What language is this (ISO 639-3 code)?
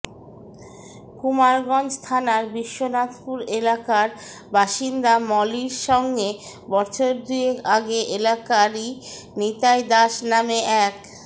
ben